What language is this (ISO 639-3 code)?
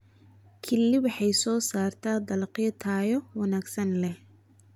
som